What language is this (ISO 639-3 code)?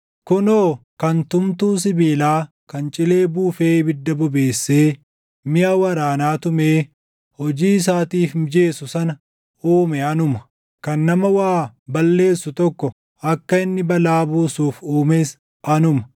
orm